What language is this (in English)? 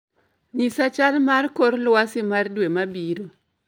Luo (Kenya and Tanzania)